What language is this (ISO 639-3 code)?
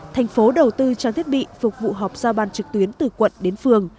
vie